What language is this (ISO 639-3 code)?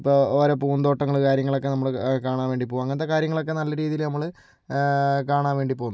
mal